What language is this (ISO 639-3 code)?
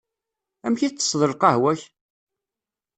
kab